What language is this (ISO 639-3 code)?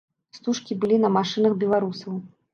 bel